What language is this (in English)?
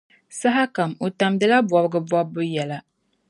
Dagbani